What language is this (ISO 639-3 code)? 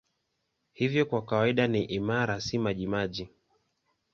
swa